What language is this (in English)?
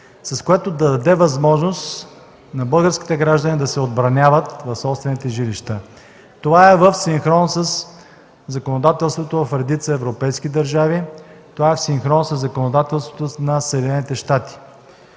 Bulgarian